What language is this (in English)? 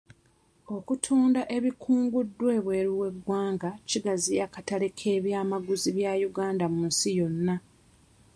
Ganda